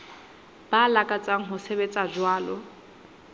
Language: Southern Sotho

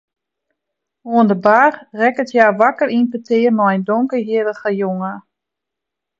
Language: Western Frisian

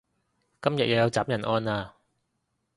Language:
Cantonese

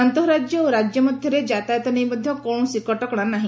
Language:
Odia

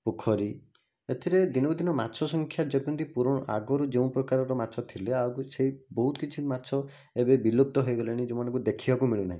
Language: Odia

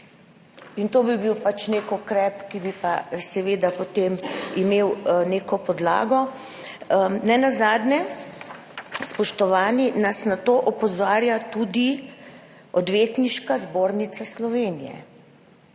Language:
Slovenian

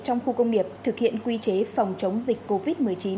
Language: Vietnamese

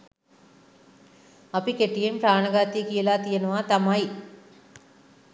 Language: Sinhala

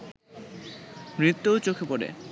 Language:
Bangla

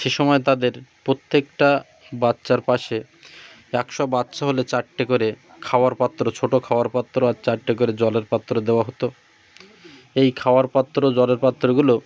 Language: Bangla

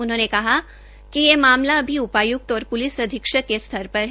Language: Hindi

